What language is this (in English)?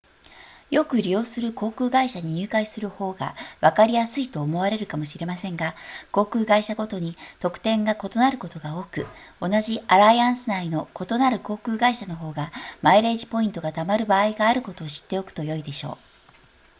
Japanese